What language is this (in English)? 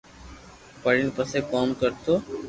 Loarki